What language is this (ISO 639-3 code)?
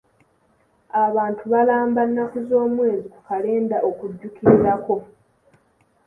lug